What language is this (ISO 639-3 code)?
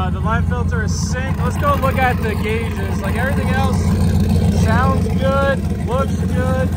eng